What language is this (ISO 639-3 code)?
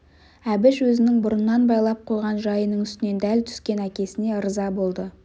kaz